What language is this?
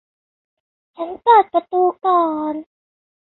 Thai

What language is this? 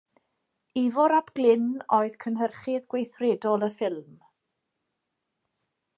Welsh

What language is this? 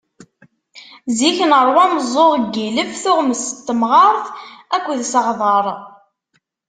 Kabyle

